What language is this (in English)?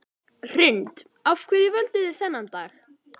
Icelandic